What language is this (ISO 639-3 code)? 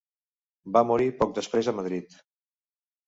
cat